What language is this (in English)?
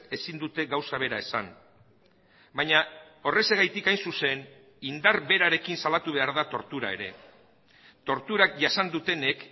Basque